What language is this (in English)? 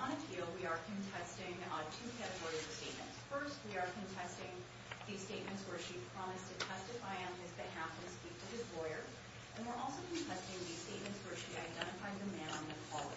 English